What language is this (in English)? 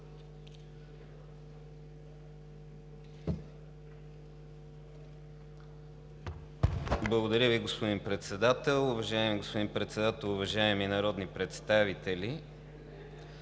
Bulgarian